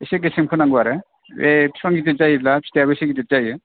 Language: Bodo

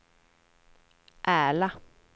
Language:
Swedish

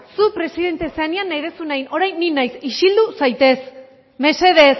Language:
Basque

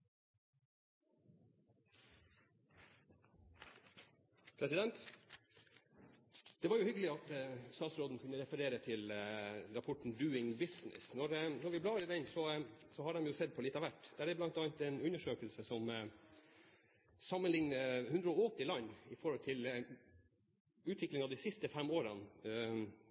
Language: Norwegian Bokmål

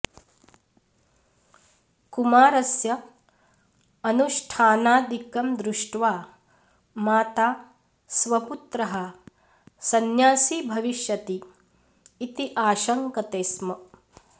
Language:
Sanskrit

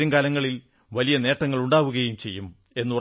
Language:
Malayalam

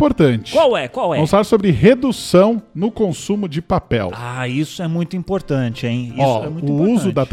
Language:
Portuguese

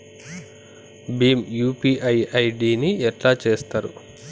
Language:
Telugu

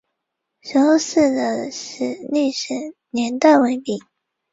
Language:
Chinese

